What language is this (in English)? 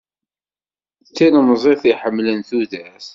Kabyle